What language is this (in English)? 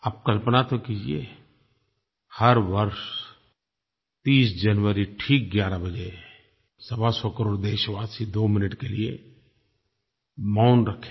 Hindi